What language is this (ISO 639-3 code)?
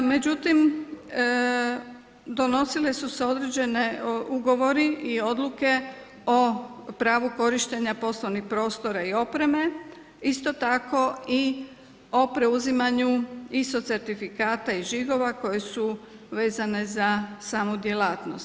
hrv